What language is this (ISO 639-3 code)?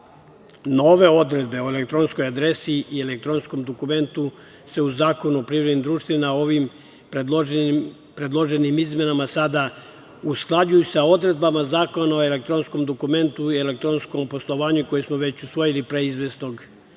srp